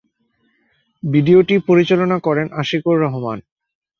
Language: Bangla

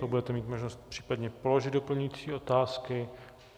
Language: Czech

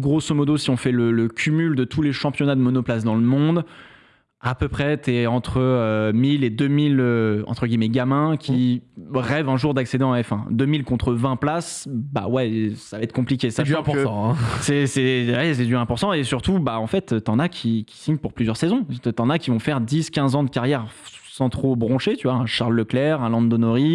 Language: French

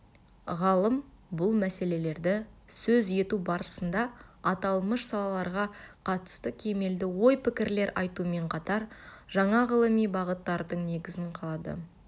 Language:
Kazakh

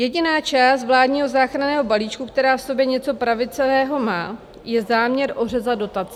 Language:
Czech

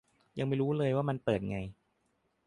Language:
Thai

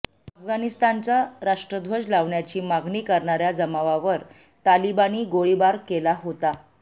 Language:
Marathi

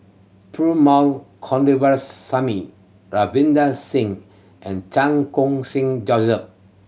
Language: English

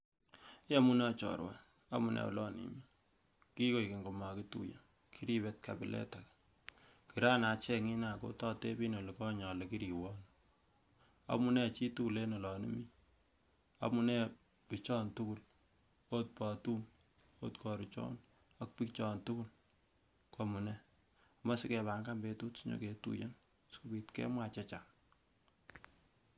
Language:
Kalenjin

